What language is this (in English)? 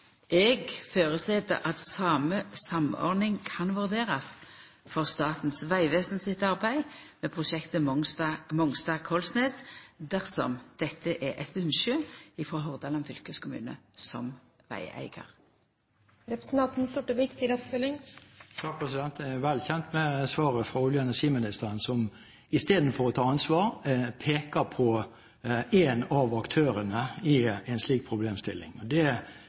Norwegian